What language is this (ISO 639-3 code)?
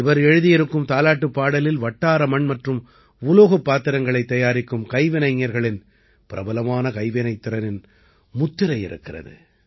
tam